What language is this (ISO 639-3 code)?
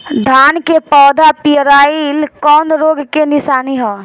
bho